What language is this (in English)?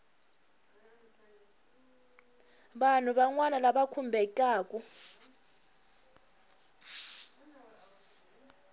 Tsonga